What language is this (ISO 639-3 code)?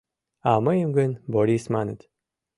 chm